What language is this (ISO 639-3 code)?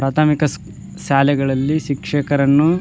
kan